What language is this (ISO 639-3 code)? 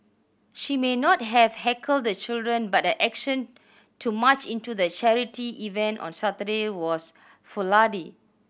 eng